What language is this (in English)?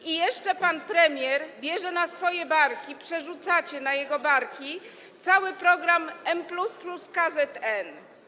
Polish